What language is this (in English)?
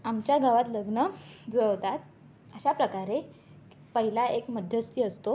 Marathi